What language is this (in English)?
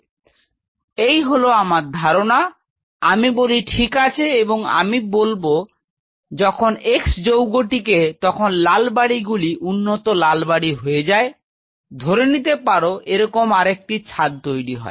Bangla